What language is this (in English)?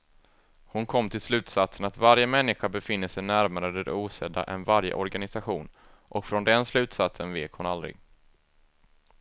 Swedish